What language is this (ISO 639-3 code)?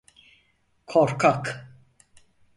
tur